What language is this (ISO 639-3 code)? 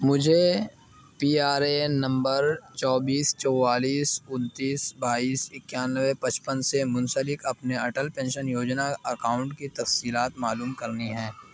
urd